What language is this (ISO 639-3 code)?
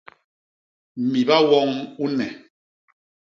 bas